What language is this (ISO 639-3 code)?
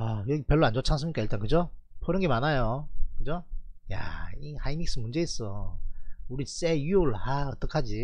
kor